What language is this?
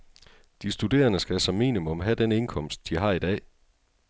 Danish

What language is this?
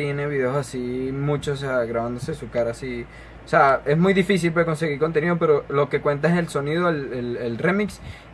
Spanish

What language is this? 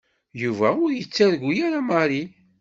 Kabyle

